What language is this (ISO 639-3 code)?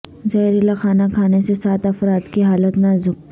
urd